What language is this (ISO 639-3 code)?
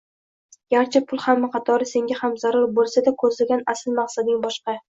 uzb